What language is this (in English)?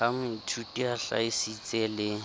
Southern Sotho